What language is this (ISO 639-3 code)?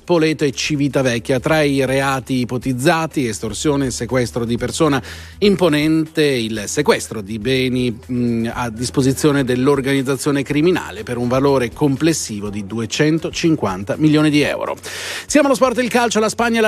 ita